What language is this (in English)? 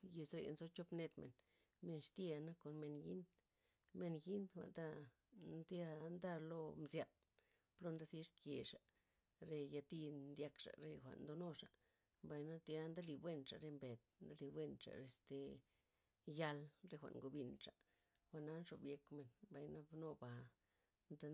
Loxicha Zapotec